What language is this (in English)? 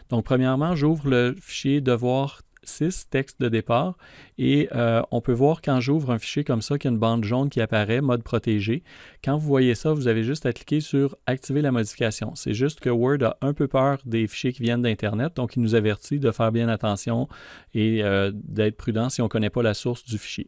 French